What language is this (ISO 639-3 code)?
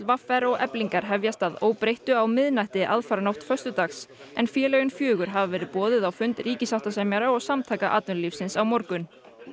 isl